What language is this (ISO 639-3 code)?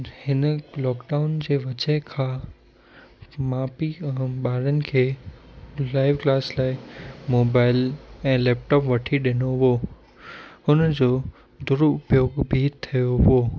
snd